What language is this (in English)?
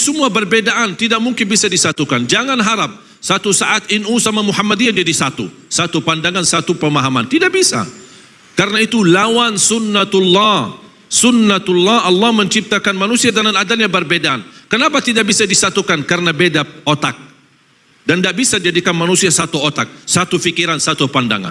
Malay